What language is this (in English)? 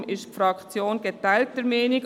Swiss German